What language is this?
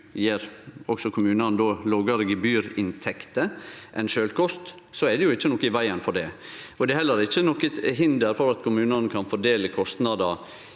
Norwegian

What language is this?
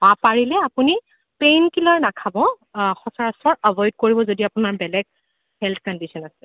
Assamese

